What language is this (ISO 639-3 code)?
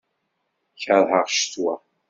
kab